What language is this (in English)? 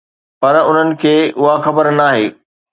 Sindhi